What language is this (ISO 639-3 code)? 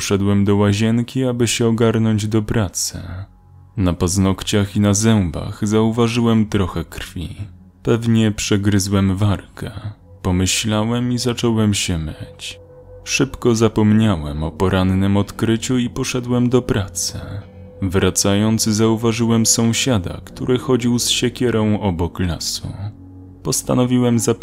pol